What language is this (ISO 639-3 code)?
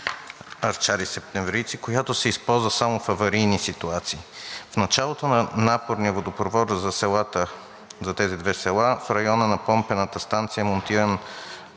bul